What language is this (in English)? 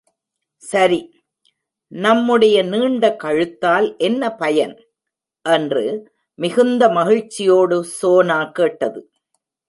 Tamil